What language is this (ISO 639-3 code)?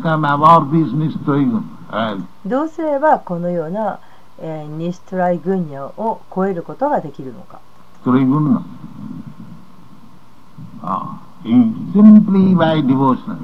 jpn